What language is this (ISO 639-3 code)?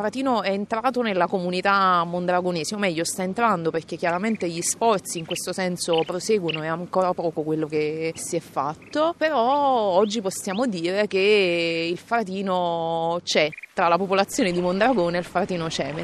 ita